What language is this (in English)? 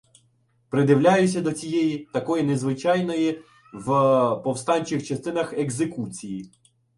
Ukrainian